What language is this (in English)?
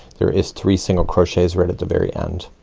English